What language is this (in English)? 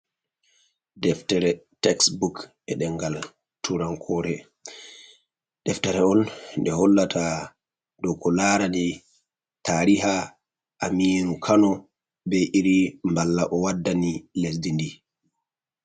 Fula